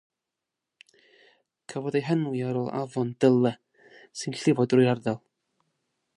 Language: Welsh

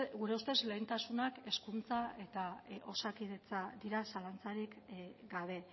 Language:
Basque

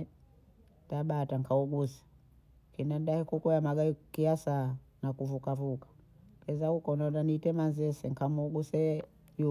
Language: Bondei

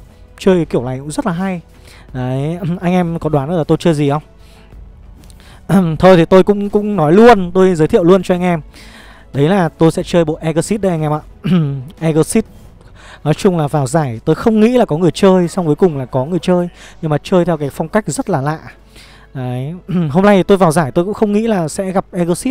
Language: Vietnamese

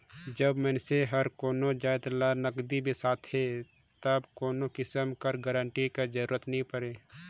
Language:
Chhattisgarhi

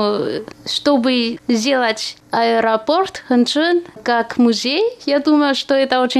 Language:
Russian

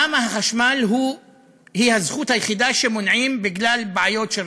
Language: Hebrew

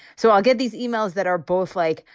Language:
English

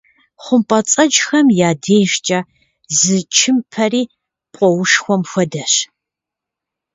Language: Kabardian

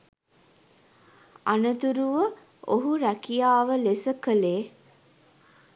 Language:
Sinhala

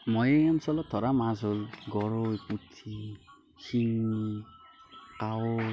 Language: Assamese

